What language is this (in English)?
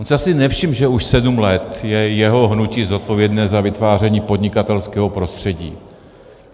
Czech